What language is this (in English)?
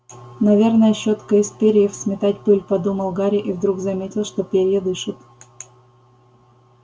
Russian